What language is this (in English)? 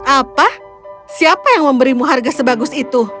Indonesian